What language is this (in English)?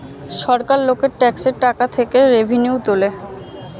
Bangla